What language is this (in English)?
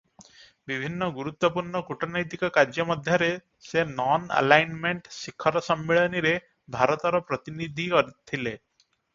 Odia